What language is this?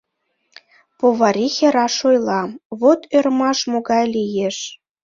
Mari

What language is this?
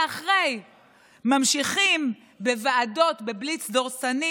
Hebrew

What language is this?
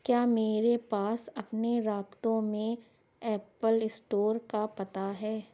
Urdu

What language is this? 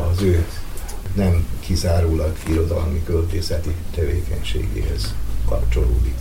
Hungarian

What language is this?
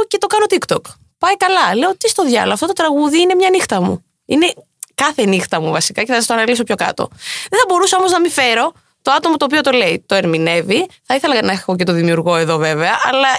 Greek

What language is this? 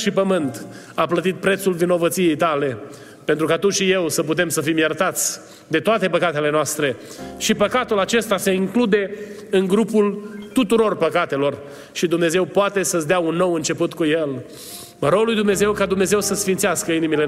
Romanian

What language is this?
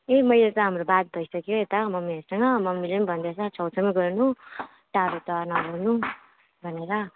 Nepali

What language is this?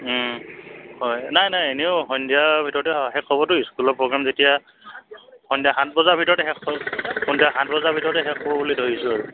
Assamese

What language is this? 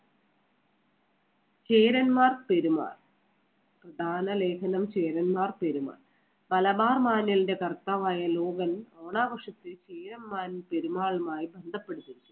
Malayalam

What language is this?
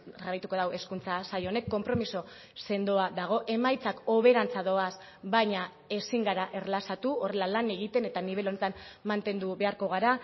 Basque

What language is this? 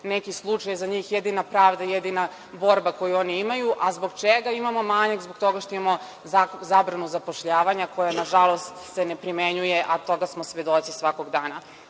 Serbian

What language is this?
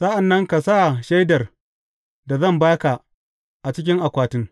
Hausa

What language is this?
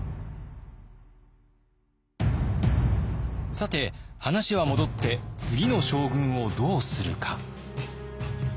Japanese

